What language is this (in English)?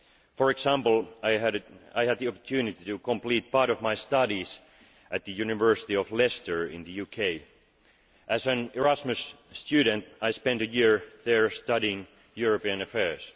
English